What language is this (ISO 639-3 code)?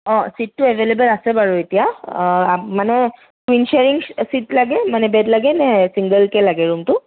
asm